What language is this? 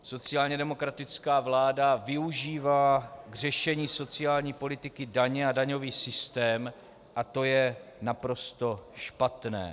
Czech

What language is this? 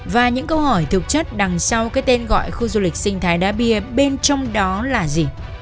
Vietnamese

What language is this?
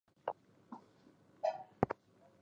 Chinese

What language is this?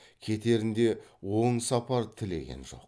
Kazakh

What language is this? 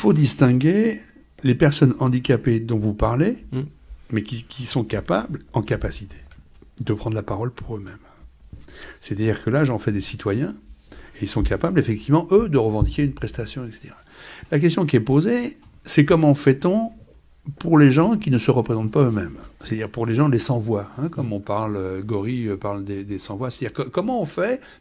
French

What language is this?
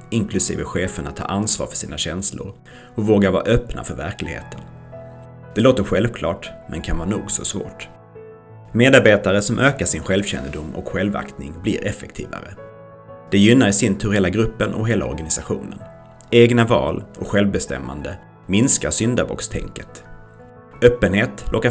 Swedish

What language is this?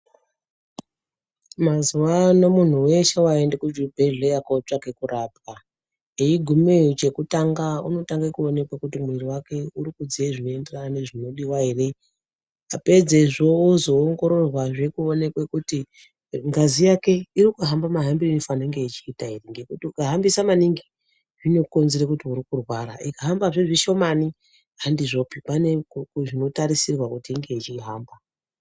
Ndau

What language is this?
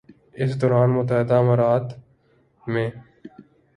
Urdu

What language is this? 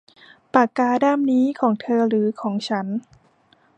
Thai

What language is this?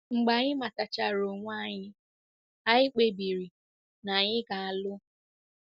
Igbo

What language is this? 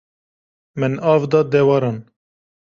Kurdish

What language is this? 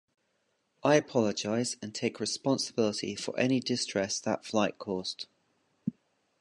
English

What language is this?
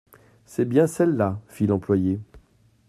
French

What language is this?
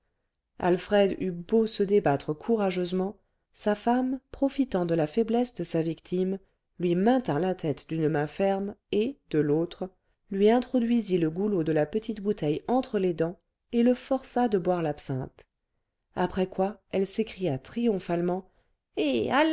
French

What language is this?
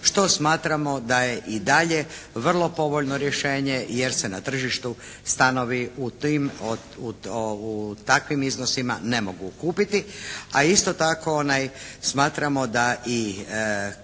Croatian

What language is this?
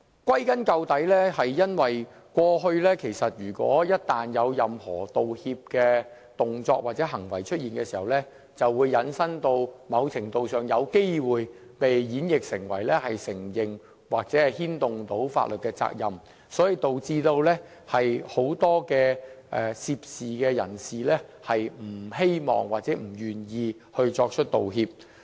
Cantonese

